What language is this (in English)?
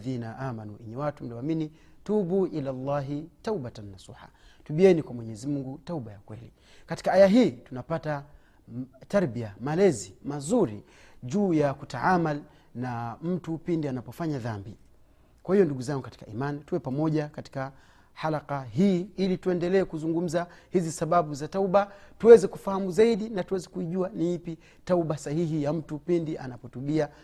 Swahili